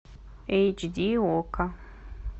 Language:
Russian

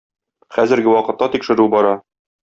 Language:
Tatar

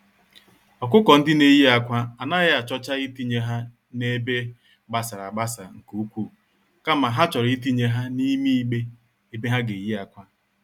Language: Igbo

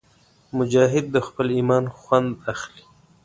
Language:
Pashto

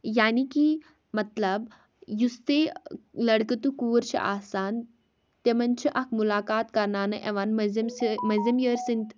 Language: Kashmiri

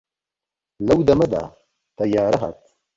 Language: Central Kurdish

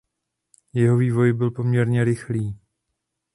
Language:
Czech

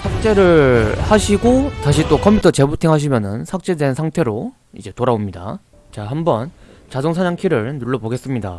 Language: Korean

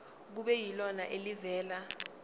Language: Zulu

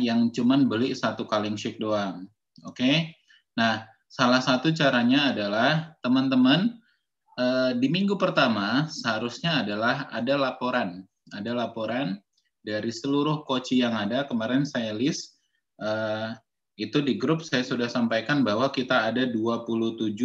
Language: Indonesian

